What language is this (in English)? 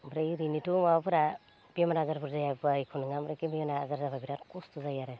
Bodo